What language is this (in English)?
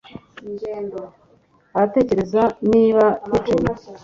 Kinyarwanda